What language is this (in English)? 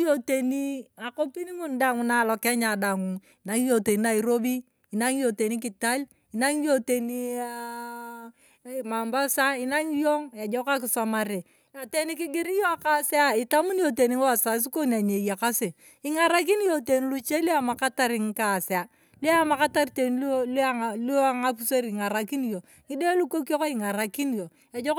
Turkana